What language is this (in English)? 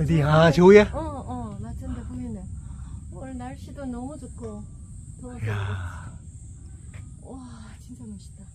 Korean